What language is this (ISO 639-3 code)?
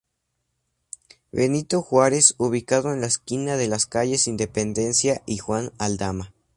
spa